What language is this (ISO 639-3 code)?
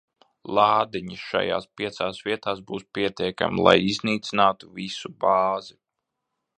lav